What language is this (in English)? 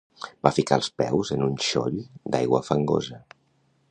Catalan